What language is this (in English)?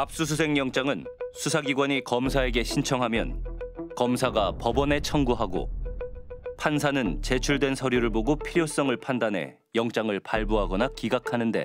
Korean